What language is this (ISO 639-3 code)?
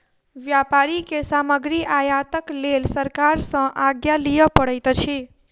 mai